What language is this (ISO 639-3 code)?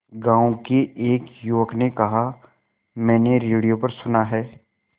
hin